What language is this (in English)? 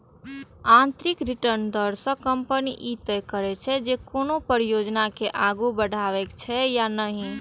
Maithili